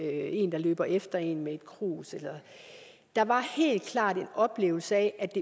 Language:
Danish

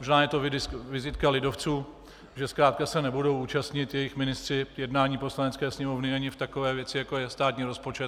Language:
Czech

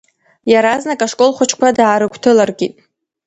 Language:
Abkhazian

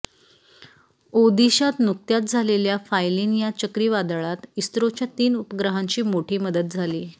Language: Marathi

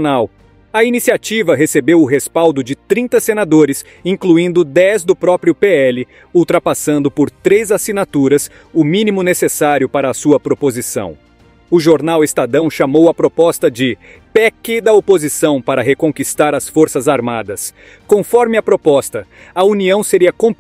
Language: Portuguese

